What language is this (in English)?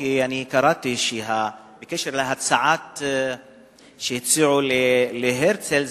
Hebrew